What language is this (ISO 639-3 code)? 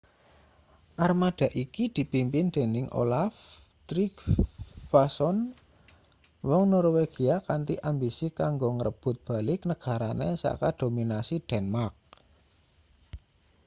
jav